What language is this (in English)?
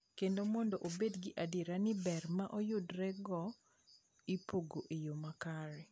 Luo (Kenya and Tanzania)